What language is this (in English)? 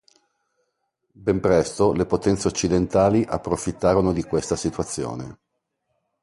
Italian